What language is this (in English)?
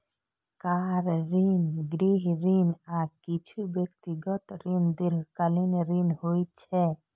Maithili